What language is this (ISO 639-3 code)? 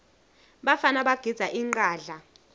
ssw